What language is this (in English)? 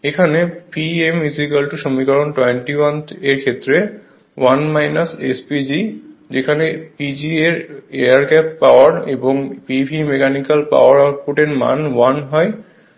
Bangla